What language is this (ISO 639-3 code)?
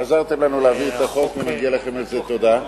heb